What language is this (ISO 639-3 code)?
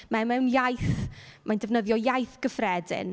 cym